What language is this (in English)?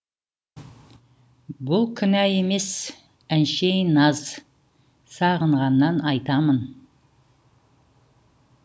Kazakh